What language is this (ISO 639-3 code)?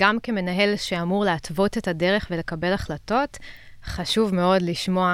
heb